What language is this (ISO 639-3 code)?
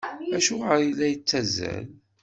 kab